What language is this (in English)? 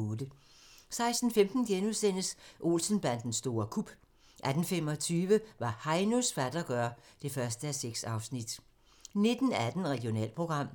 Danish